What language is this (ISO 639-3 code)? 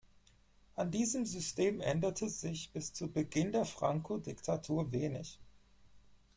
deu